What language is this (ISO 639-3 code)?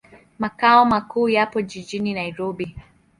swa